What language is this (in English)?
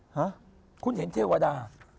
Thai